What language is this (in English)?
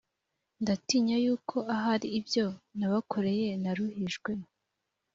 Kinyarwanda